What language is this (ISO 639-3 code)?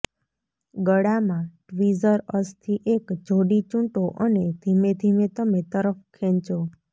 guj